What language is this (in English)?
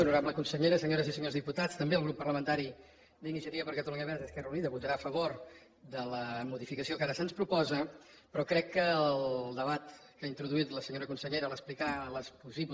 Catalan